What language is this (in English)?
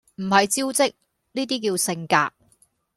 Cantonese